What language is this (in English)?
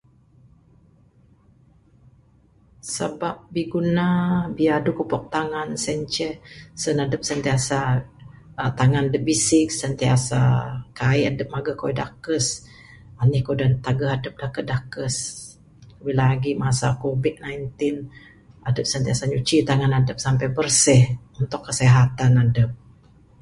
Bukar-Sadung Bidayuh